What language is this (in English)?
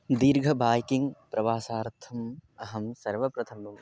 Sanskrit